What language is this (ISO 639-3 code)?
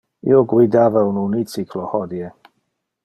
ina